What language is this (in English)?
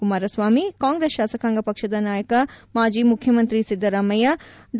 Kannada